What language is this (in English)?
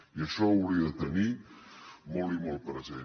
Catalan